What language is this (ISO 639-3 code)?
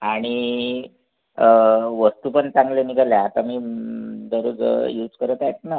mar